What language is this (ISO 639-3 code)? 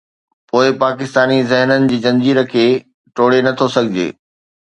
snd